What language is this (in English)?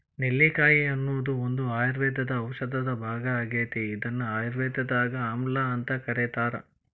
Kannada